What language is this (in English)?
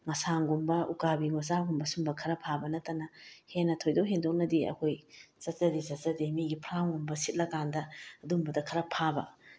Manipuri